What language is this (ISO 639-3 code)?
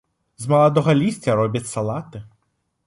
bel